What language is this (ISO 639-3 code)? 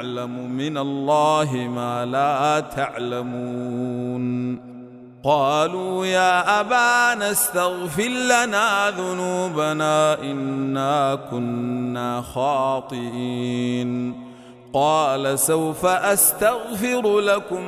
ara